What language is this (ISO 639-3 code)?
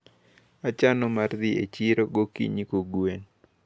luo